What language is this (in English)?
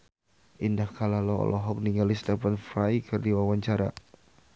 Sundanese